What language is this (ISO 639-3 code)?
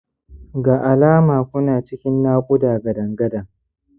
hau